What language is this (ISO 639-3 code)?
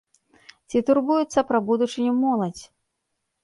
bel